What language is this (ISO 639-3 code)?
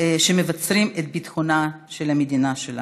heb